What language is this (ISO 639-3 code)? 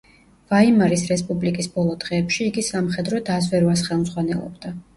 kat